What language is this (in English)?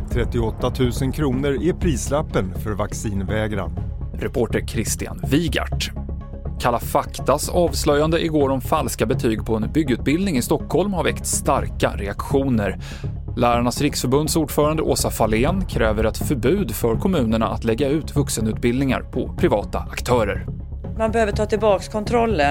Swedish